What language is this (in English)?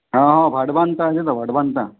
Bangla